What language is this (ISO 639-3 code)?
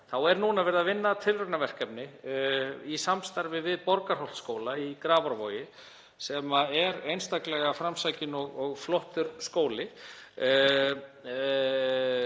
isl